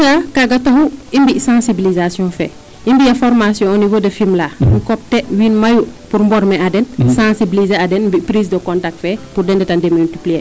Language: Serer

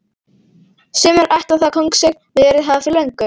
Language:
Icelandic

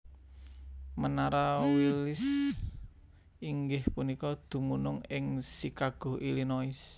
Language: Javanese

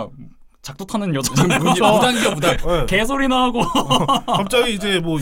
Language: Korean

